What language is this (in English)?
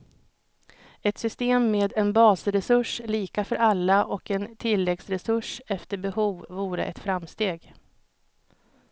Swedish